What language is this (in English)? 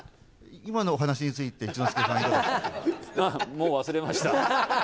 Japanese